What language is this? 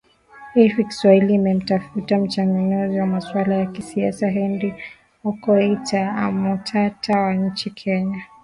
Swahili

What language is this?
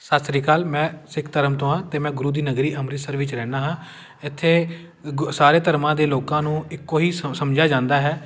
Punjabi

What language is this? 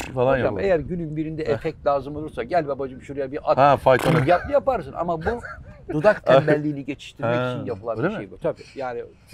Turkish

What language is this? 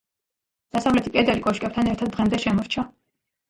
Georgian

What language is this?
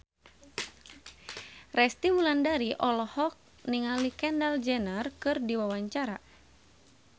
Sundanese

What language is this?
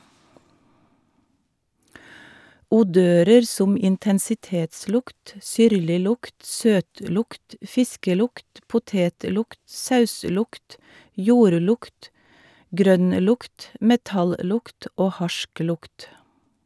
Norwegian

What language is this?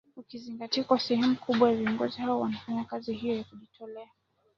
Swahili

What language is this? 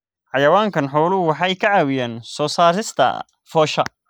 Somali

